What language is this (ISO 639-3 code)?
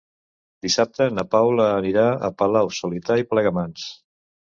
cat